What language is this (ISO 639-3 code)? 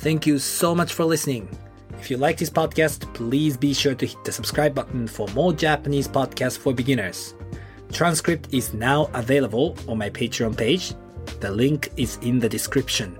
jpn